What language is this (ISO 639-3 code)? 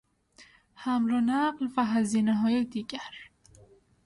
fas